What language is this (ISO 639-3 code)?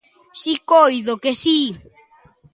glg